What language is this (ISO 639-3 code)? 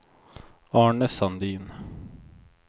swe